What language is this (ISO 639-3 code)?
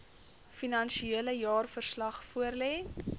afr